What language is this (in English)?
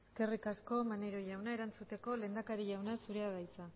Basque